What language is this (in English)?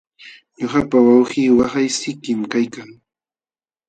Jauja Wanca Quechua